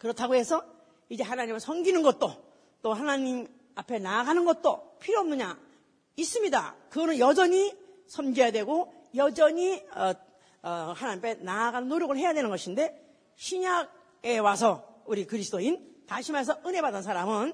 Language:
Korean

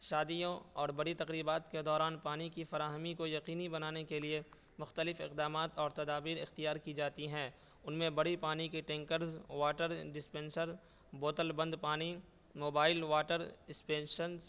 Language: Urdu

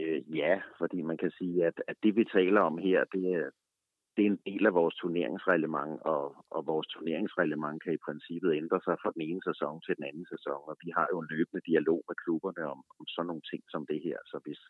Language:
Danish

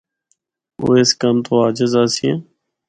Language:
Northern Hindko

